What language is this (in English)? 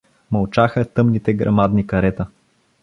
Bulgarian